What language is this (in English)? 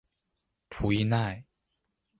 Chinese